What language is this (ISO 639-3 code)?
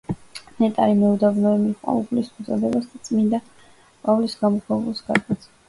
kat